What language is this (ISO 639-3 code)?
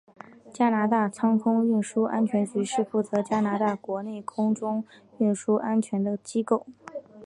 zho